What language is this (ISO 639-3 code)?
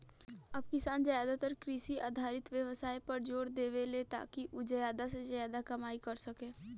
bho